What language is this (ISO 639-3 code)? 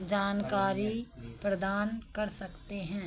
hin